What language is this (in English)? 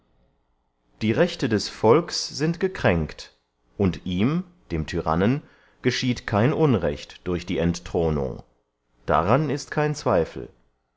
German